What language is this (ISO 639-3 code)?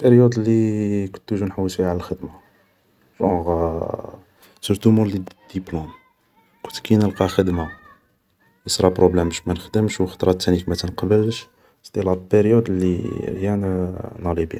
arq